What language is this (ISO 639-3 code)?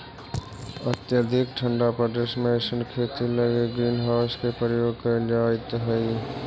mag